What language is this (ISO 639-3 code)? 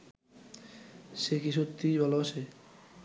ben